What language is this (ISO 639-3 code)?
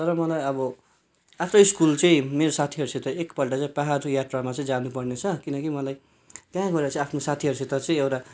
nep